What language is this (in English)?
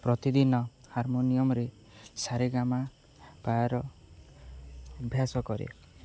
Odia